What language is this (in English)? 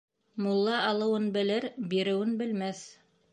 Bashkir